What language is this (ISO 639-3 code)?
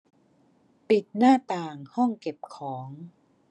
tha